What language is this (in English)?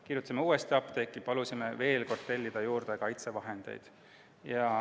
Estonian